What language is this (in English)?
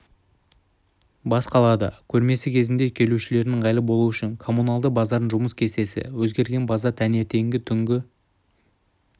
Kazakh